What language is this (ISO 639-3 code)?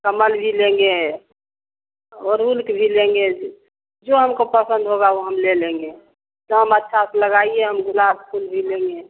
hin